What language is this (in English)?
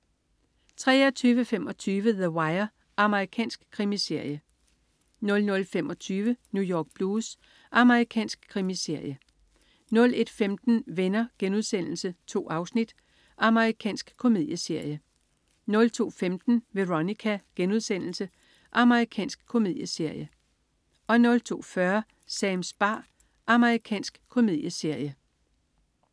Danish